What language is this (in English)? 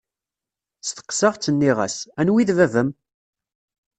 Kabyle